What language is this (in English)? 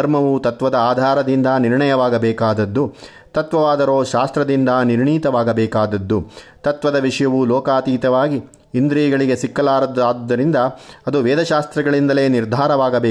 Kannada